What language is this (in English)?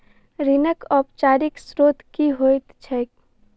Maithili